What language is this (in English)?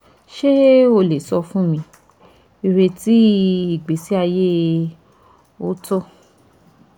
Yoruba